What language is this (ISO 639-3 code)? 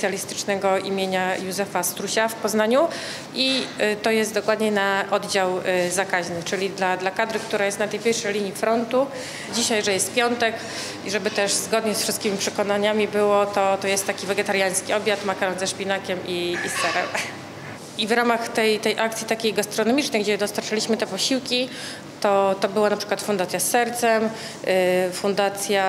pol